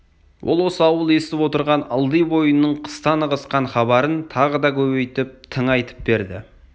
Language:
Kazakh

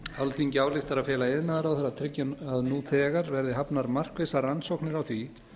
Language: Icelandic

